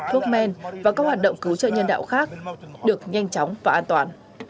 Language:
Vietnamese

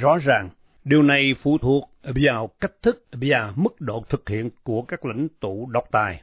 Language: Vietnamese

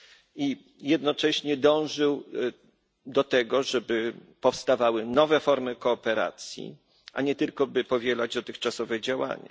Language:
Polish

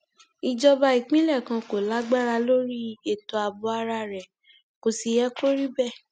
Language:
Yoruba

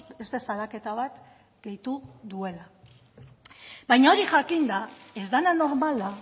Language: Basque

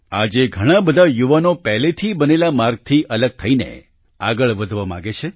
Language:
Gujarati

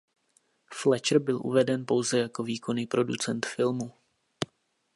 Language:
Czech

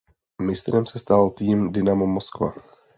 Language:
Czech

